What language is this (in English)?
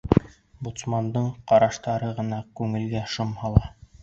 Bashkir